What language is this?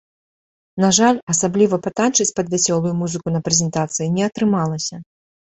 Belarusian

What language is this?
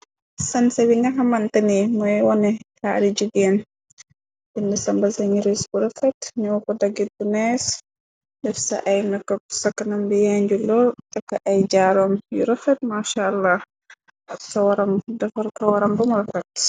Wolof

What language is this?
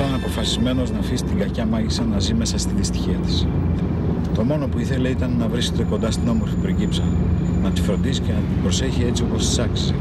Greek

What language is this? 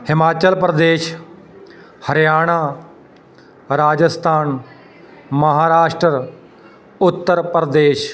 Punjabi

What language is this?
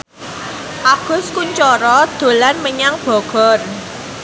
Javanese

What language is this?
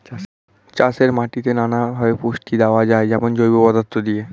Bangla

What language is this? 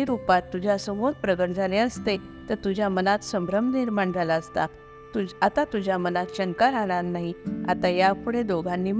Marathi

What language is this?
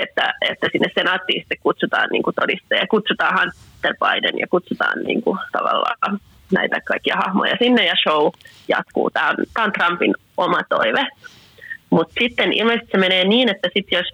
Finnish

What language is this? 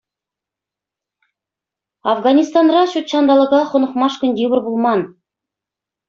Chuvash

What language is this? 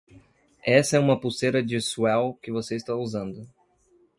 Portuguese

